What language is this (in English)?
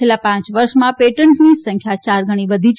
Gujarati